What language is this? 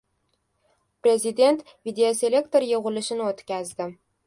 Uzbek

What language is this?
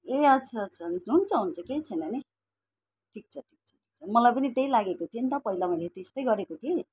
Nepali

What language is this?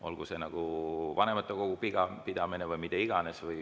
Estonian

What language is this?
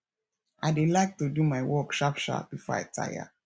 Nigerian Pidgin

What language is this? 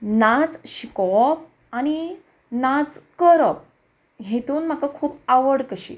Konkani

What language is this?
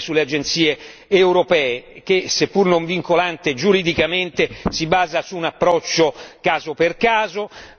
Italian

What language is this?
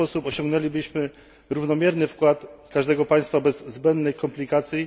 Polish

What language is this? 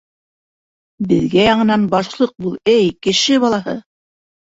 Bashkir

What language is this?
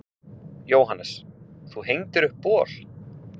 Icelandic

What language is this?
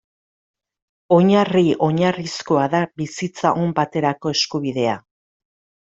Basque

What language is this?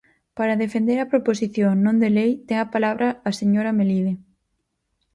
Galician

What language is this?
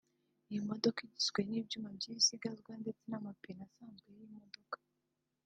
Kinyarwanda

